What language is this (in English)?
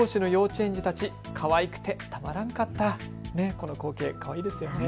Japanese